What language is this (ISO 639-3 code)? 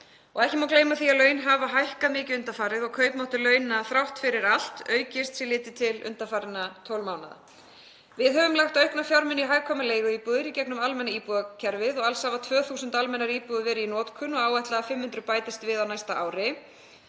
isl